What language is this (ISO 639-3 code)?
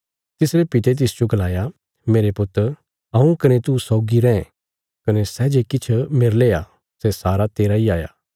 kfs